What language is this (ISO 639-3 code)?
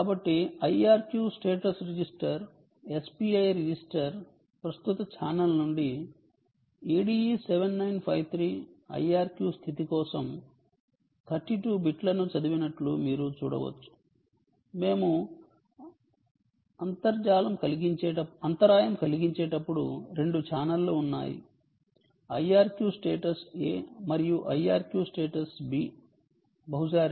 tel